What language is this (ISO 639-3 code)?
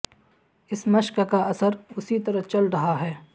urd